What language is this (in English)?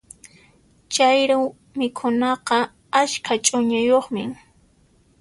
Puno Quechua